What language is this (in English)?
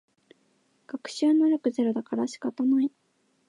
Japanese